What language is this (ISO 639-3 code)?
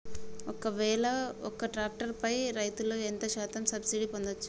tel